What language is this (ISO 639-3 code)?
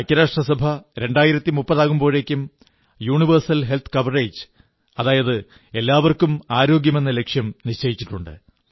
mal